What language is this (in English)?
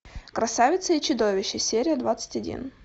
Russian